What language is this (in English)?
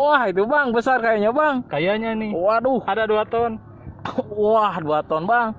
Indonesian